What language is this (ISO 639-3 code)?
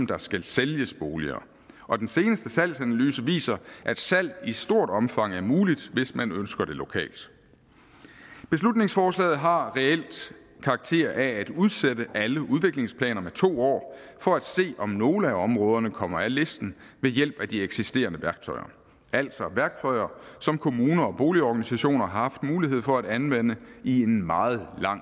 dan